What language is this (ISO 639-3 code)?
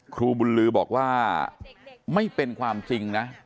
tha